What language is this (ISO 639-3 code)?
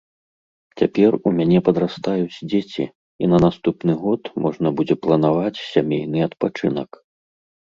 bel